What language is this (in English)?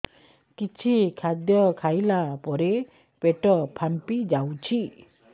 Odia